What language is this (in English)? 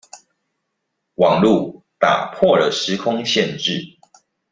Chinese